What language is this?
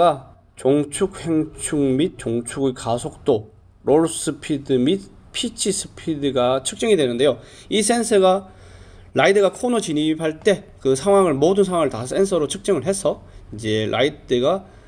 Korean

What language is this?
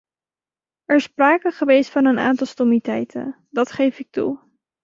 Dutch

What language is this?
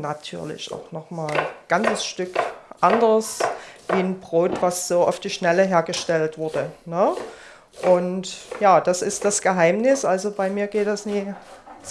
German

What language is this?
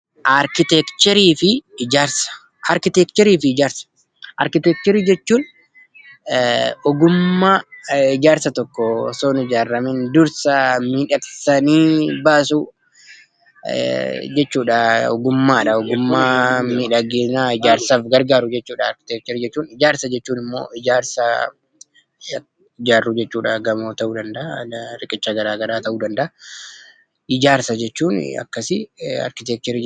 Oromo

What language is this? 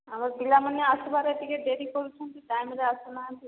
Odia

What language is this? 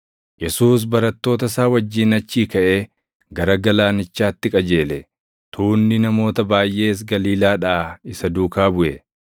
Oromo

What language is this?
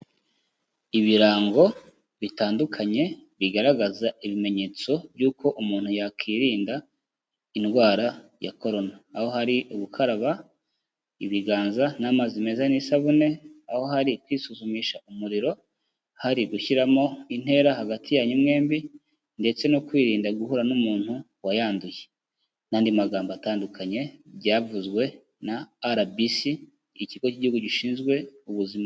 Kinyarwanda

